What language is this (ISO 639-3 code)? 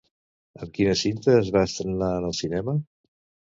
cat